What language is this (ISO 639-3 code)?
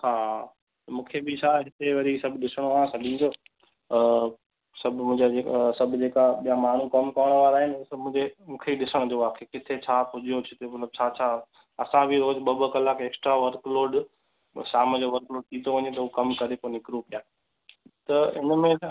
snd